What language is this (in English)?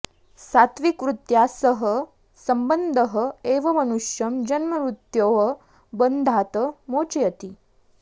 Sanskrit